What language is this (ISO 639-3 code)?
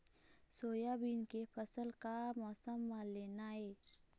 hne